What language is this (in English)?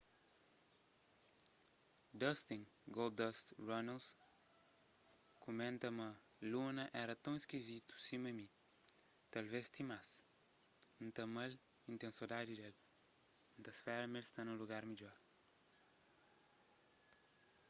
Kabuverdianu